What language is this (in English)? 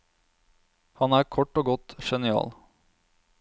Norwegian